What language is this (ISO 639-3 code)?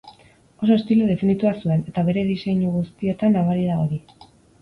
eus